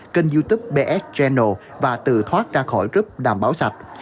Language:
Vietnamese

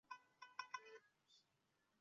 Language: Chinese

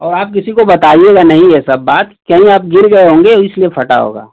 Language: Hindi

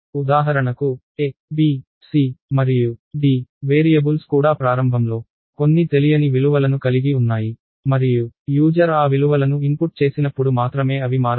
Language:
Telugu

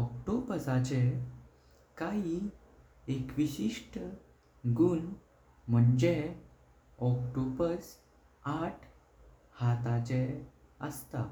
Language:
Konkani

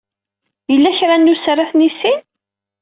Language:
Kabyle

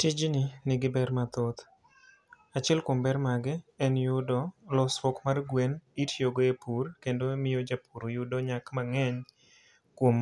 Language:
Luo (Kenya and Tanzania)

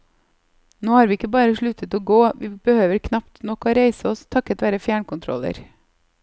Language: Norwegian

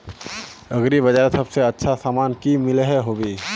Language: Magahi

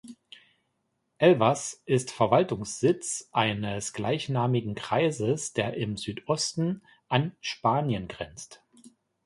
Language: German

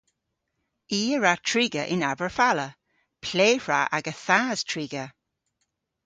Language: Cornish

